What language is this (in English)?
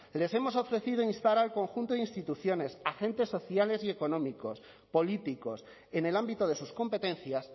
Spanish